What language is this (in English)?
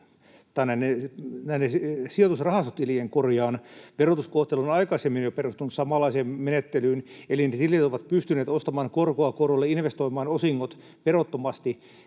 Finnish